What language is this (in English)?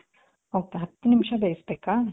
Kannada